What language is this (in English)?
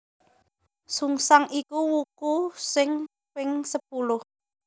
Javanese